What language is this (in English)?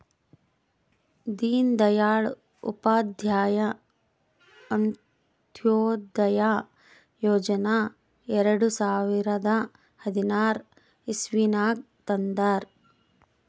Kannada